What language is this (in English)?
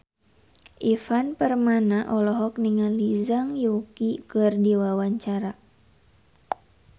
Sundanese